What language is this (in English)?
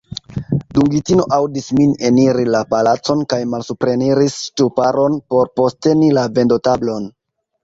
Esperanto